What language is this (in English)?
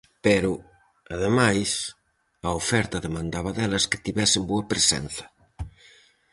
Galician